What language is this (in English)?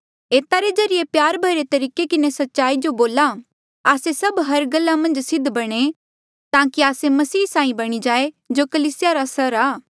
Mandeali